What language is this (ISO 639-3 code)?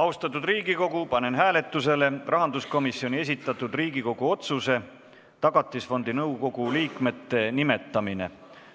est